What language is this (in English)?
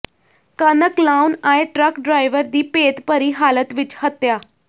Punjabi